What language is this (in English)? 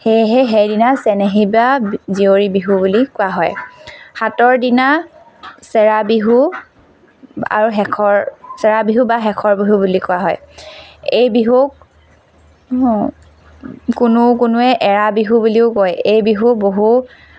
Assamese